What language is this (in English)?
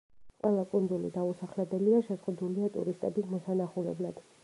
Georgian